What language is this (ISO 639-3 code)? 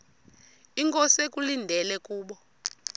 xho